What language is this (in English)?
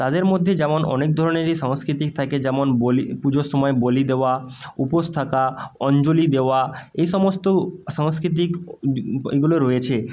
Bangla